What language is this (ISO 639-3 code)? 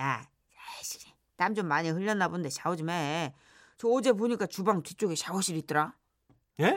kor